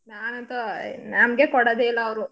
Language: Kannada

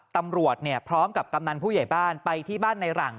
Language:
Thai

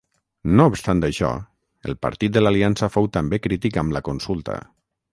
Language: Catalan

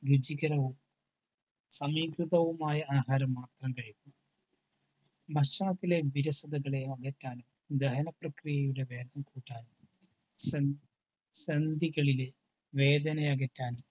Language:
Malayalam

